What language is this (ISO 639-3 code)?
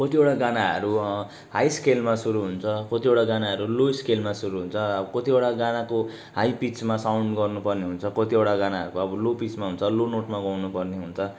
nep